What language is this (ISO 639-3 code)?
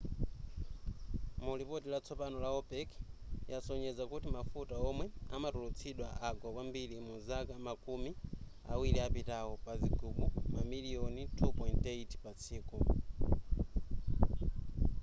nya